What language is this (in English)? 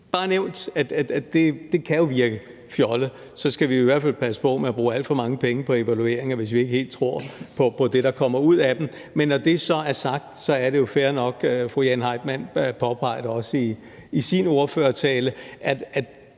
Danish